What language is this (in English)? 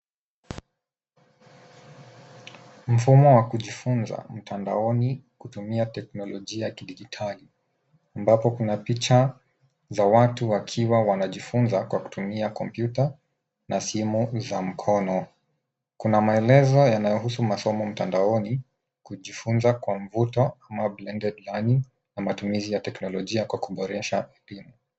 Swahili